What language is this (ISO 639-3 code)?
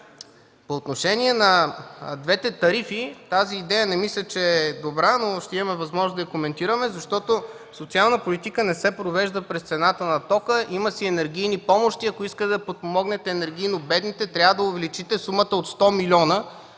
bul